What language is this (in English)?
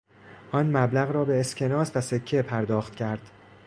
Persian